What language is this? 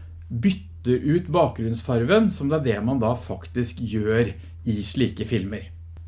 Norwegian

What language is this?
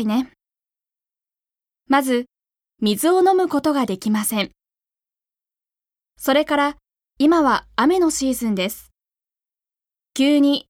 Japanese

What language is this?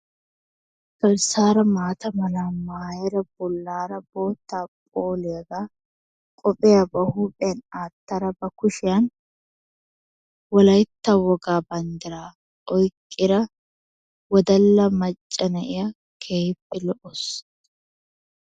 Wolaytta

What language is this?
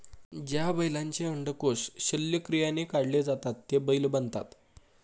Marathi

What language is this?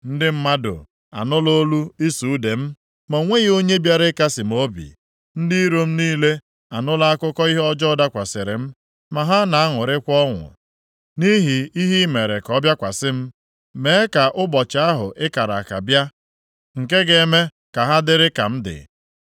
Igbo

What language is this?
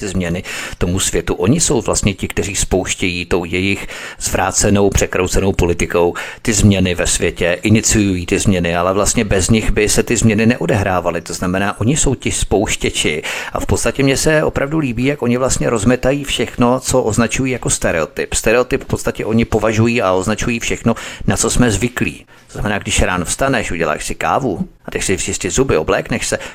Czech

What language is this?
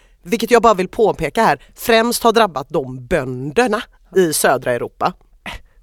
Swedish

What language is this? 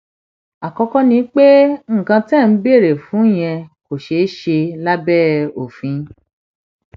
Yoruba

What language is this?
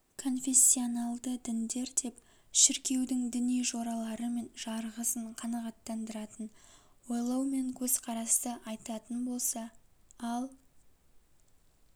Kazakh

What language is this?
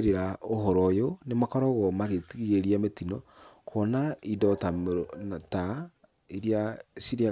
Kikuyu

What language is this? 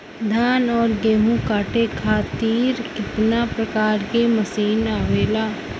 Bhojpuri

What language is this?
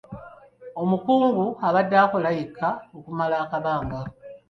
Ganda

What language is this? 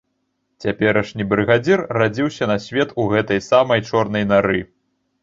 Belarusian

